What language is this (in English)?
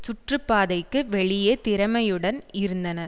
Tamil